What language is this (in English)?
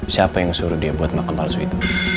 Indonesian